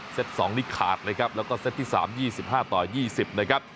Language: Thai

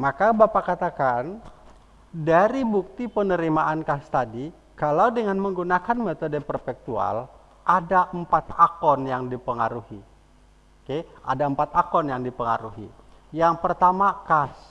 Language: Indonesian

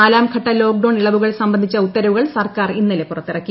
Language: Malayalam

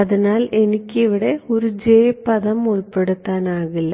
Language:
Malayalam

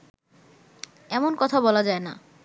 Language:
Bangla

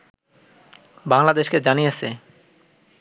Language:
Bangla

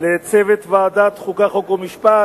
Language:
Hebrew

